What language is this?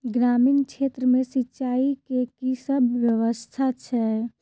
Maithili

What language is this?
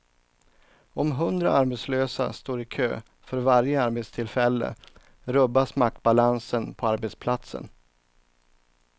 Swedish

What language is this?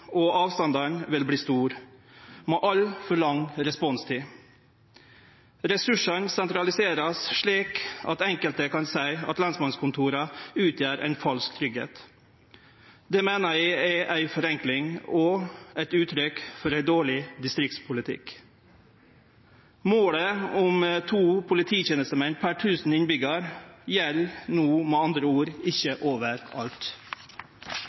Norwegian Nynorsk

